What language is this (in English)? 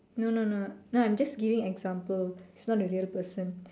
English